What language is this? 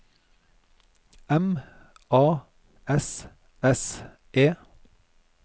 Norwegian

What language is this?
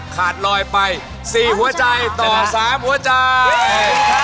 Thai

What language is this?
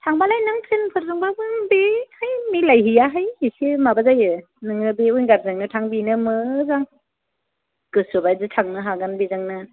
Bodo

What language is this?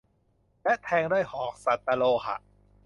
Thai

